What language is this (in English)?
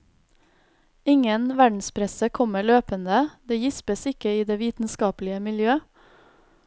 Norwegian